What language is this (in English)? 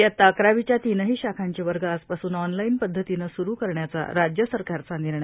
Marathi